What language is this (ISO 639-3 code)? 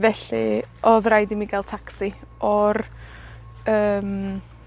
cym